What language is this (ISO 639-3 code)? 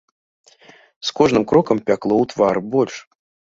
bel